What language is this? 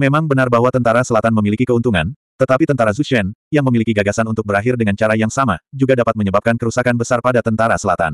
Indonesian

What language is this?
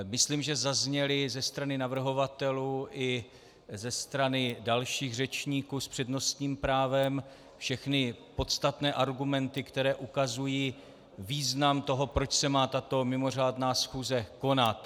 Czech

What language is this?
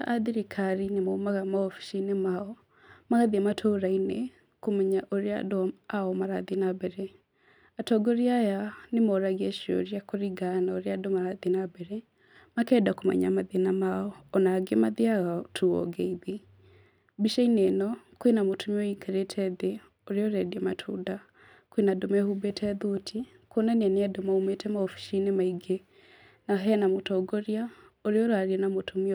Kikuyu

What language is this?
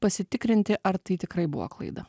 Lithuanian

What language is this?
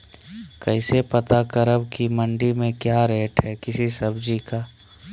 Magahi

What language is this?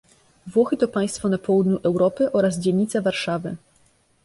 Polish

